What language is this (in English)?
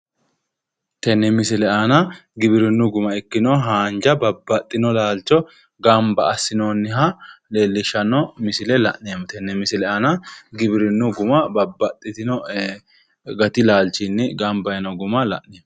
Sidamo